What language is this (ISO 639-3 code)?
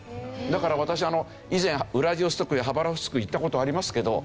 jpn